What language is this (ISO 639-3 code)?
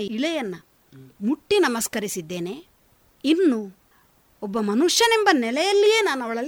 kan